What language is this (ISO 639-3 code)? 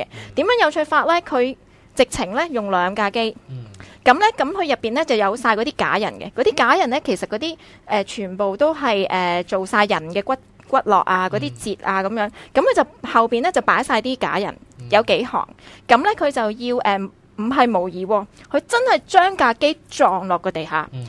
zho